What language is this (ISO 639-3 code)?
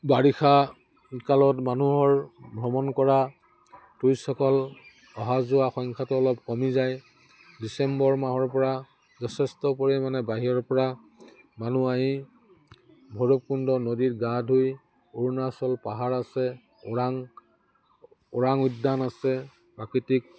asm